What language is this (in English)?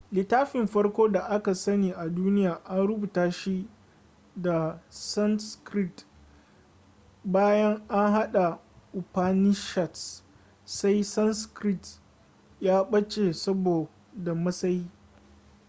Hausa